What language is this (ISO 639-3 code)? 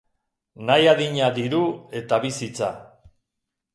eus